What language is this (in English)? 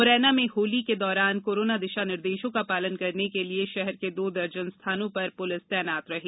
Hindi